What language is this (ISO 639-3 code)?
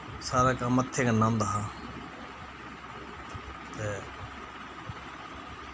doi